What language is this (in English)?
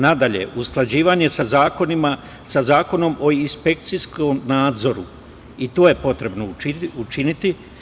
Serbian